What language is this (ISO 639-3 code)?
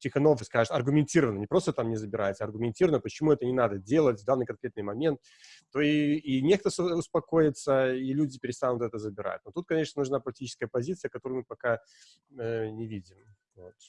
rus